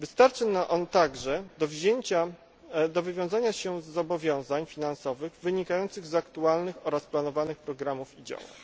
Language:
Polish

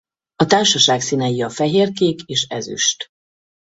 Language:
Hungarian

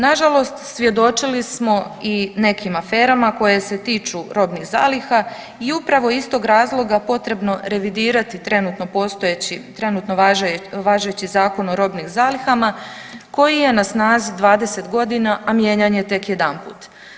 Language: Croatian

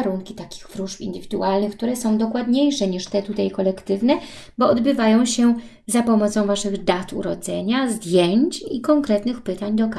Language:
Polish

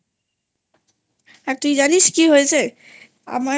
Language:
Bangla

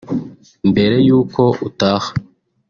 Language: Kinyarwanda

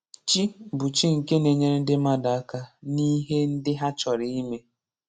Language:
Igbo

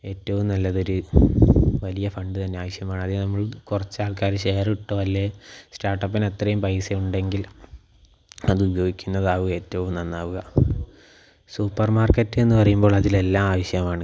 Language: Malayalam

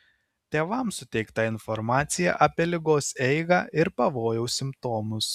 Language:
Lithuanian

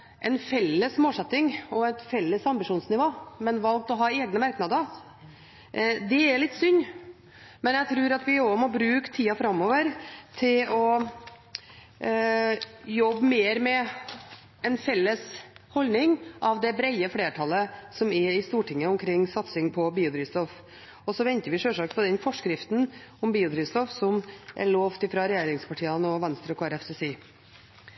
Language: Norwegian Bokmål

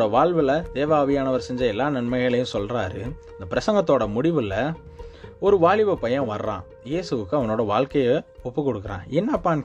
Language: Tamil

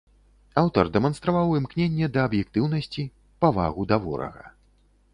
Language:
Belarusian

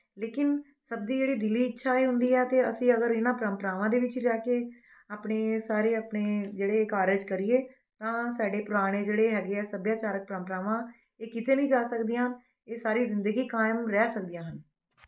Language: Punjabi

